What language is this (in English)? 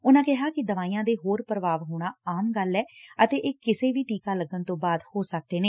Punjabi